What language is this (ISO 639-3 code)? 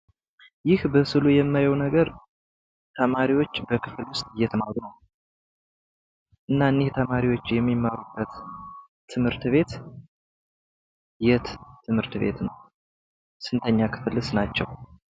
amh